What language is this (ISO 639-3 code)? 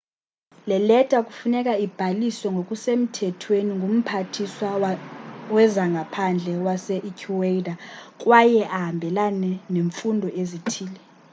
xho